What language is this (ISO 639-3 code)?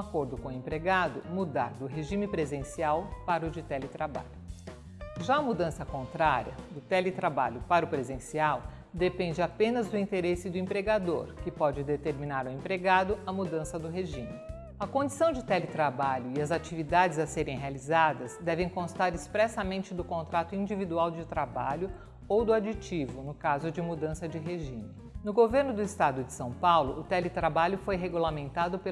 por